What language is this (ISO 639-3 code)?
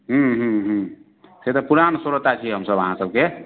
mai